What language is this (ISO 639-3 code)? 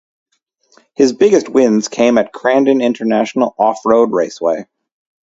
eng